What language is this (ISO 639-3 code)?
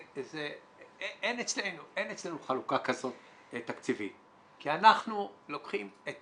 heb